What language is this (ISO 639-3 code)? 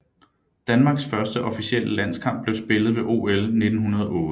dan